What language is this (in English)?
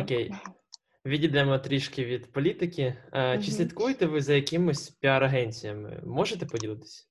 Ukrainian